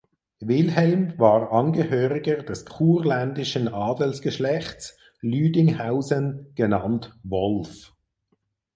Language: German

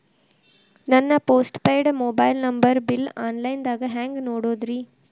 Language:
Kannada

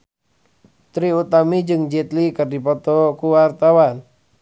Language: Sundanese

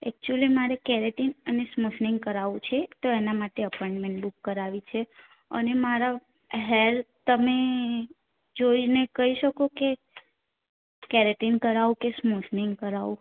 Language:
Gujarati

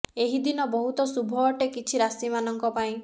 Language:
Odia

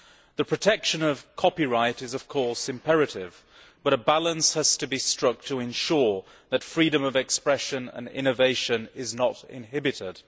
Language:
English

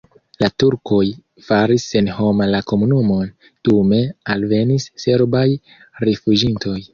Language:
Esperanto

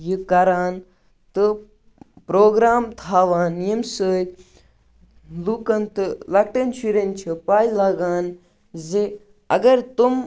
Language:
Kashmiri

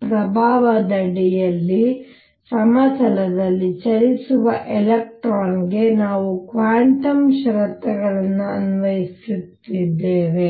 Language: Kannada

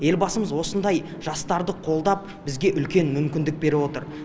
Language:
Kazakh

